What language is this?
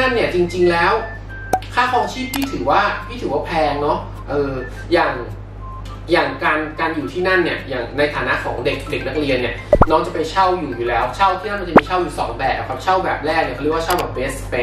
Thai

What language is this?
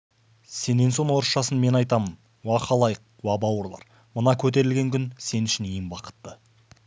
Kazakh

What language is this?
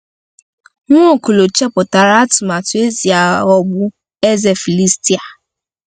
Igbo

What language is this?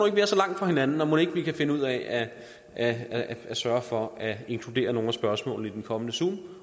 Danish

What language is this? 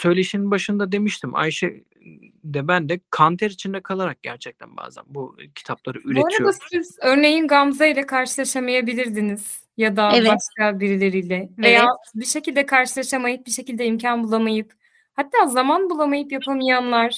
Turkish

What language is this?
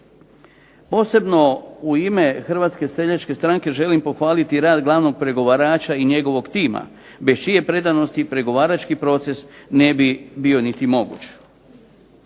Croatian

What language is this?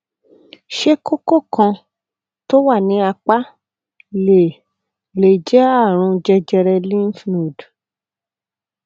Yoruba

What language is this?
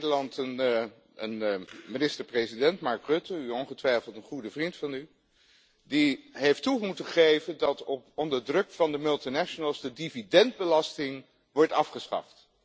Dutch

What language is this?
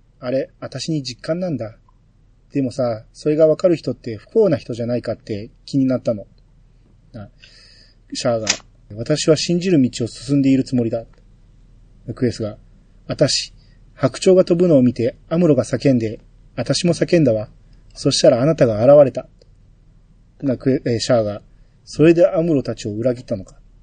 Japanese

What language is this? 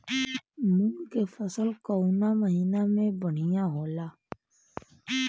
Bhojpuri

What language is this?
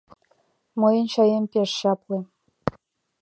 Mari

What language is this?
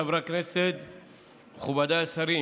Hebrew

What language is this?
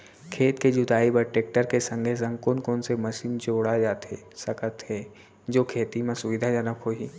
Chhattisgarhi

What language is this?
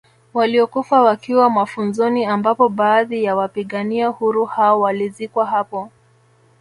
Swahili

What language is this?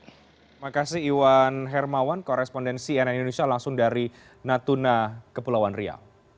Indonesian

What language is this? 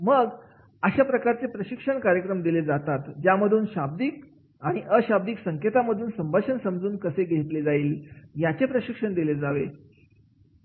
Marathi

